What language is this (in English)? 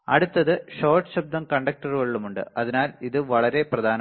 Malayalam